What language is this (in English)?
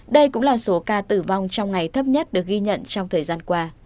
Vietnamese